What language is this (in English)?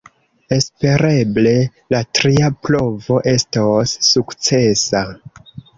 Esperanto